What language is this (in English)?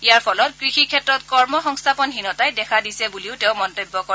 Assamese